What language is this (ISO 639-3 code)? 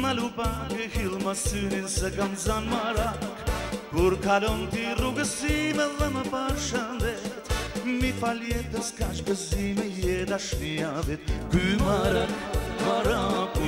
ron